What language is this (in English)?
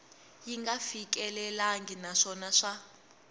Tsonga